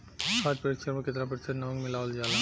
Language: Bhojpuri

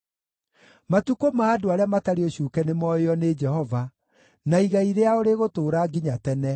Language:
Kikuyu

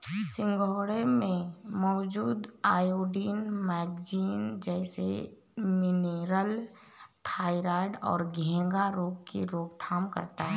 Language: Hindi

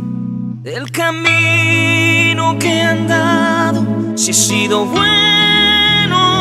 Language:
Romanian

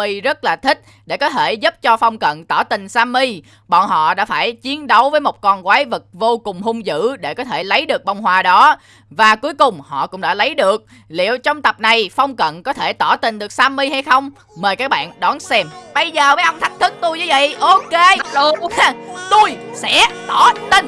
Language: Vietnamese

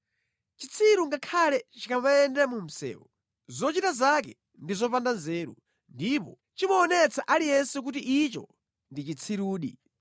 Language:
Nyanja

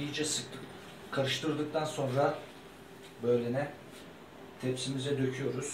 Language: Turkish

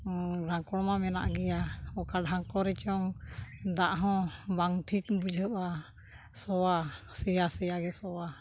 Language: Santali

